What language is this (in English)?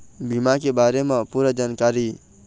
Chhattisgarhi